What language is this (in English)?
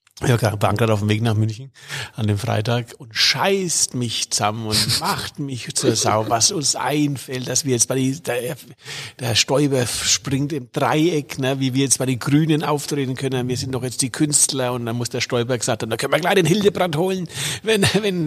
German